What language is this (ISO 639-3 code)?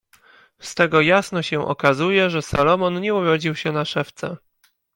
pol